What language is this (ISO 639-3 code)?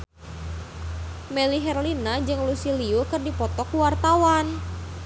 sun